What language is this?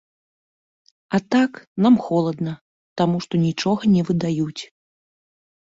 Belarusian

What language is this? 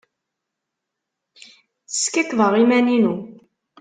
Kabyle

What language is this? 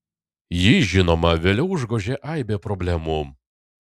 Lithuanian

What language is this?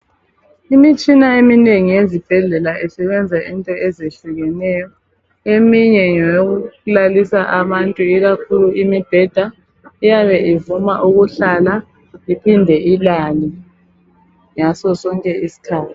North Ndebele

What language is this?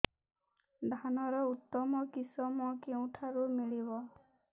Odia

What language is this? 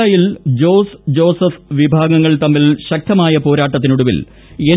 Malayalam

